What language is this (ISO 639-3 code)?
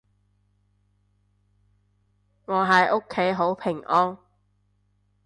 yue